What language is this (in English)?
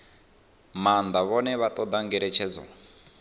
Venda